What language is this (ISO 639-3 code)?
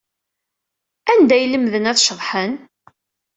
kab